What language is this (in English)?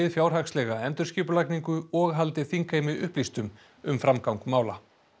Icelandic